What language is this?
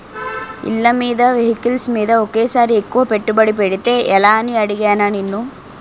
Telugu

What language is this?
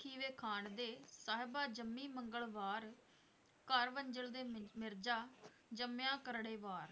Punjabi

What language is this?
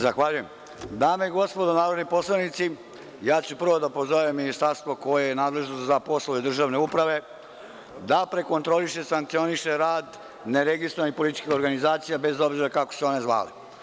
Serbian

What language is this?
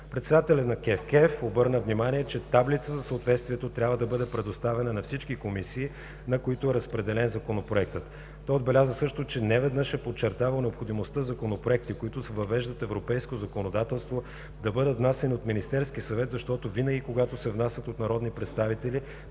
Bulgarian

